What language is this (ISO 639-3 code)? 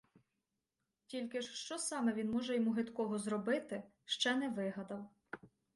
ukr